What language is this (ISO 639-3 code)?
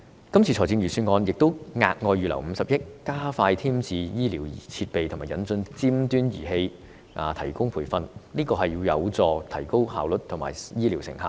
yue